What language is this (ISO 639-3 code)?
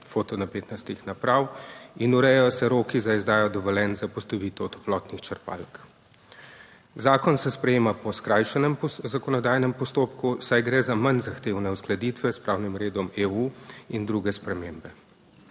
slv